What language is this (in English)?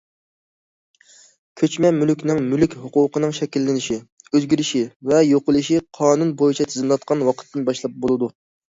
Uyghur